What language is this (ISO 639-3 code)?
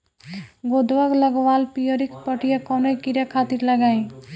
bho